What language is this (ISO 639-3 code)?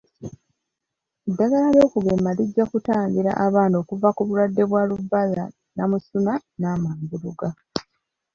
lug